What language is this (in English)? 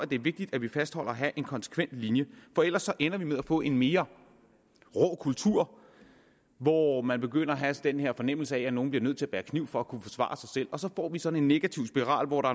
Danish